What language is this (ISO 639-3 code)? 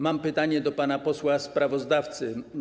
pol